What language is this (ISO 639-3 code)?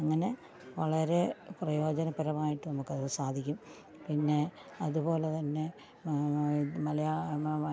mal